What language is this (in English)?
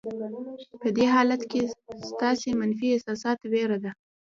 Pashto